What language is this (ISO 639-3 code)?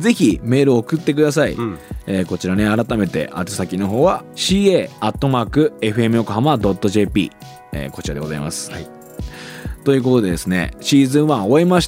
jpn